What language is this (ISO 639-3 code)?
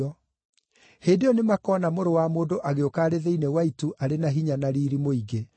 kik